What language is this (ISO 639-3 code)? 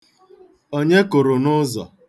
ibo